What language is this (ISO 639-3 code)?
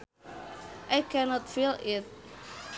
sun